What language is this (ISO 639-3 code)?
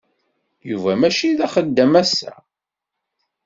kab